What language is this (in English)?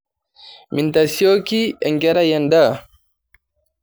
Masai